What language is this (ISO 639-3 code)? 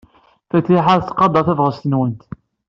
kab